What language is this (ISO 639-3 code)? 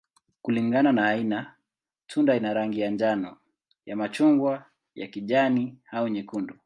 swa